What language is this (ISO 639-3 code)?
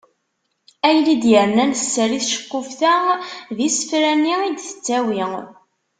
kab